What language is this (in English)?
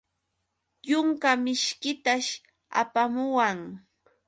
Yauyos Quechua